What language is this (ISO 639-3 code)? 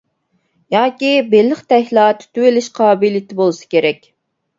uig